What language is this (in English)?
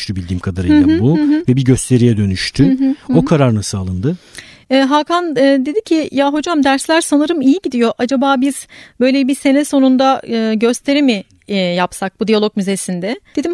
Turkish